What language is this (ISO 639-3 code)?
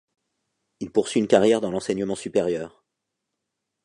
fra